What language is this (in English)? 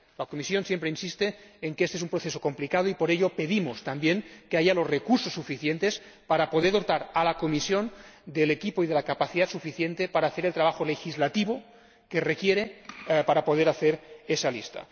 Spanish